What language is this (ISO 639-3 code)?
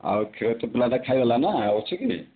ori